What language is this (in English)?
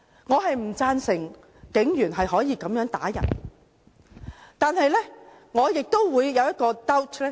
Cantonese